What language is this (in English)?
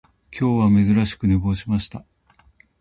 Japanese